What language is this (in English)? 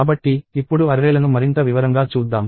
Telugu